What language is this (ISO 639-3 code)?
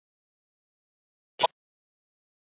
zho